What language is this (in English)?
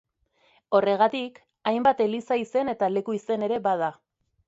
Basque